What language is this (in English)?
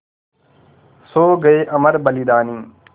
Hindi